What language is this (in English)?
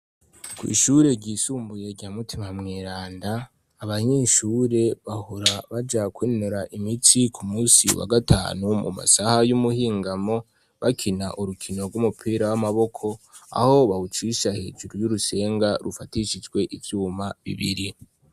Rundi